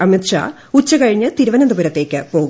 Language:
Malayalam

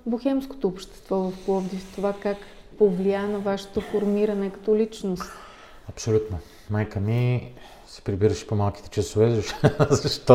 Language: Bulgarian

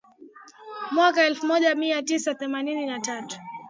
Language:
Swahili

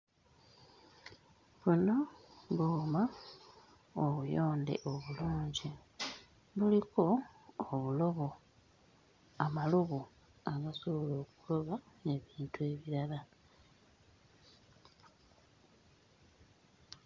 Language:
Ganda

